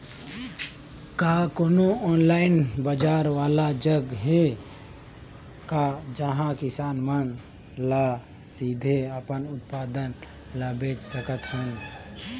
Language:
Chhattisgarhi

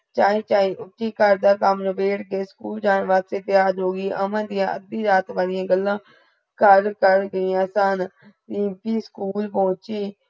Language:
Punjabi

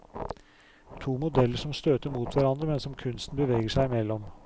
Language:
Norwegian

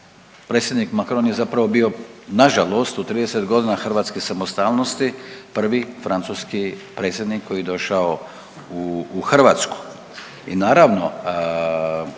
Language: Croatian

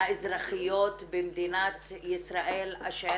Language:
Hebrew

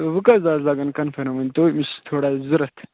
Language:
Kashmiri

